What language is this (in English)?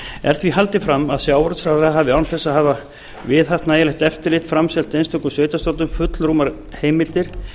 Icelandic